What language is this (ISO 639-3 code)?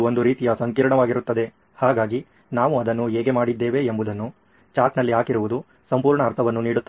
kan